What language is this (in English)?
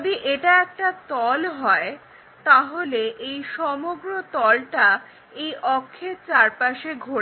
Bangla